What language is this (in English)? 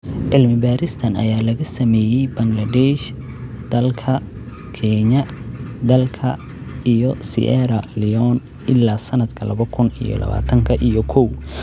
Somali